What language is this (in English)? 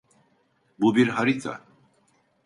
Turkish